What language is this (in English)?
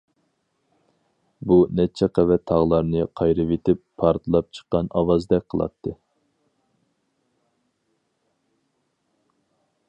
Uyghur